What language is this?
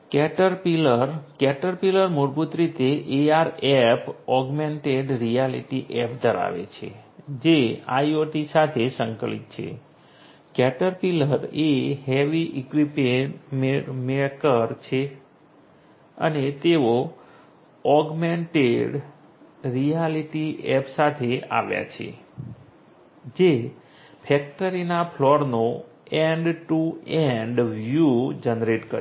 Gujarati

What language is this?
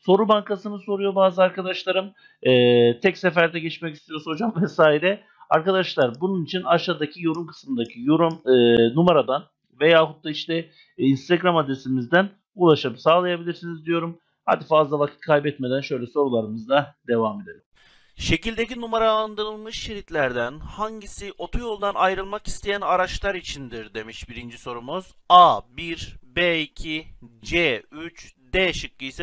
Turkish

